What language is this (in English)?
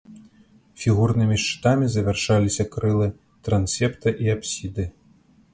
Belarusian